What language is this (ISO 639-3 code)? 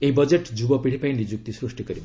ori